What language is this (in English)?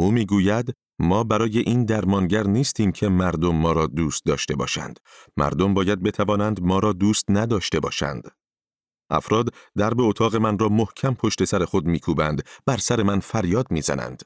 Persian